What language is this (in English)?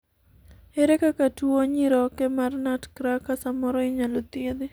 Luo (Kenya and Tanzania)